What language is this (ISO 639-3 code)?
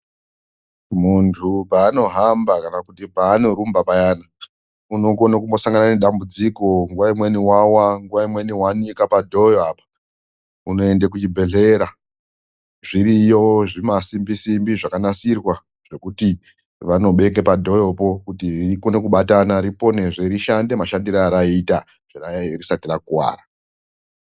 ndc